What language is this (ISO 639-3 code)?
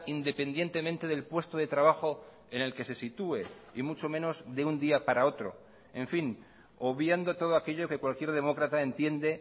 spa